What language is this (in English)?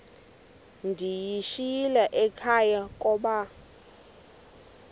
Xhosa